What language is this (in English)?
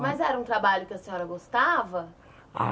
Portuguese